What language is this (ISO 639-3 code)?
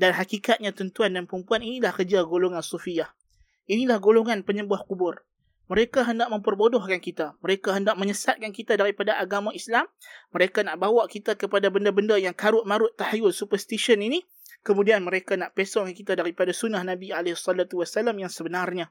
msa